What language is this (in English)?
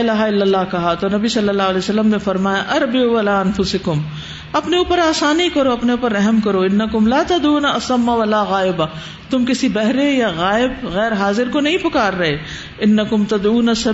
Urdu